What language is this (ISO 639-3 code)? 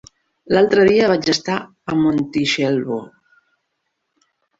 cat